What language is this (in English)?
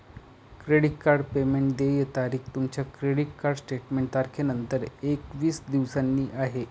Marathi